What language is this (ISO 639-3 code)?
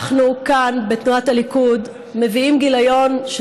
heb